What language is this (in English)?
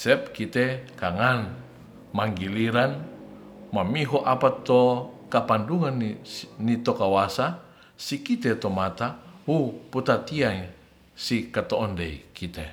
Ratahan